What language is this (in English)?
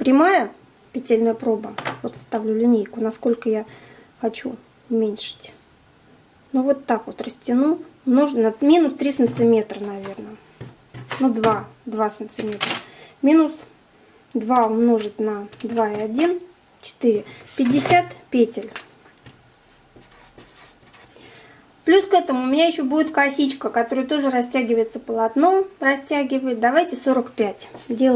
Russian